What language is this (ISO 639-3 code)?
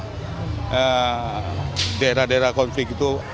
ind